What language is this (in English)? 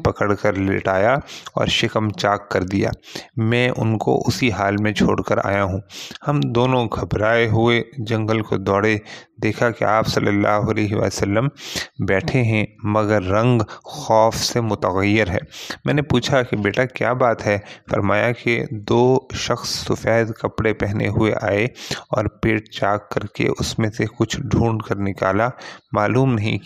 Urdu